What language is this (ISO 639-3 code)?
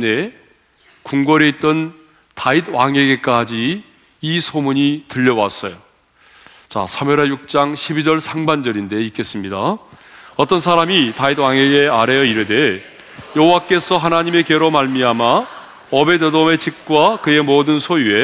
kor